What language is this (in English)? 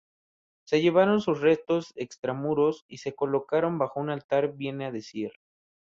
Spanish